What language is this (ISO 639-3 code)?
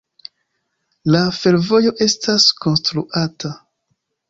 epo